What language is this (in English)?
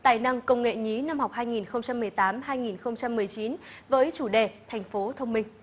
Vietnamese